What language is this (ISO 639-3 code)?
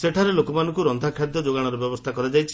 ori